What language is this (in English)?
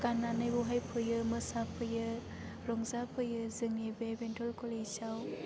Bodo